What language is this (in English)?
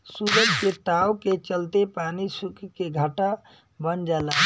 Bhojpuri